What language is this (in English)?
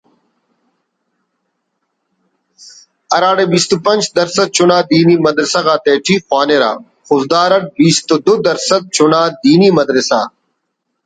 Brahui